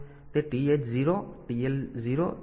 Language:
Gujarati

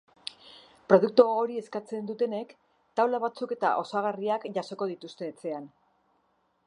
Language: Basque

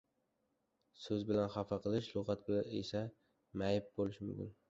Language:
Uzbek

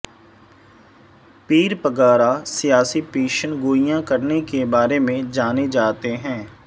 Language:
Urdu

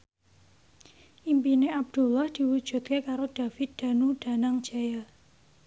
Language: Javanese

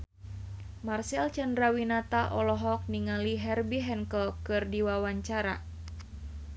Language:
Sundanese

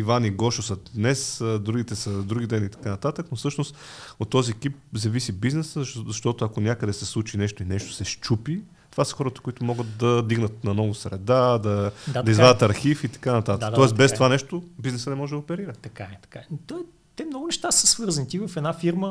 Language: Bulgarian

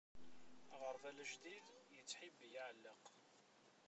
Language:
Kabyle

